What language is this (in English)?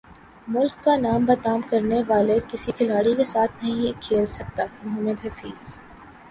Urdu